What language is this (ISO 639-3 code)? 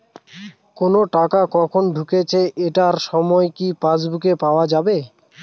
ben